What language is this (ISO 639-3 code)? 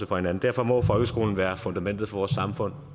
dan